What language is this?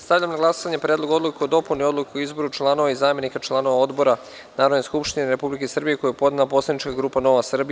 Serbian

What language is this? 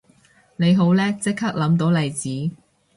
Cantonese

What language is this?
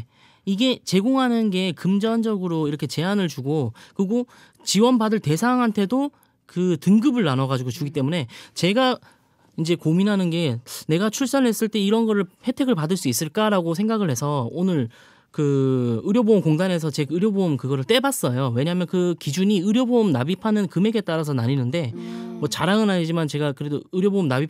Korean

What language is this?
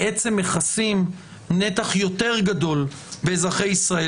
Hebrew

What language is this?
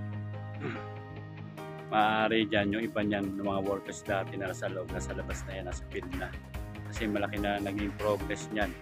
Filipino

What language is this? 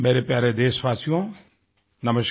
Hindi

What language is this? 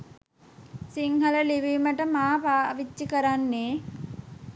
Sinhala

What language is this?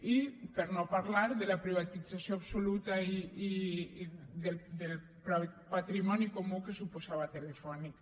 Catalan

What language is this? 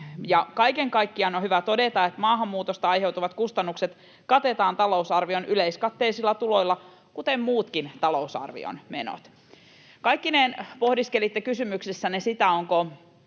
Finnish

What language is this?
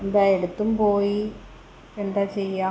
Malayalam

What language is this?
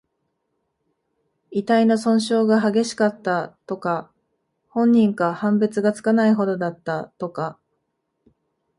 Japanese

